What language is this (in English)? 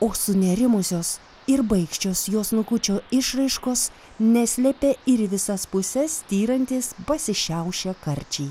Lithuanian